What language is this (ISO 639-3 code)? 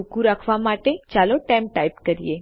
guj